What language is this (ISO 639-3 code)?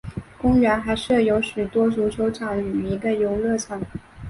zho